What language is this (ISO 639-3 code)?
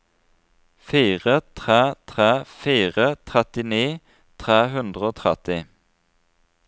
nor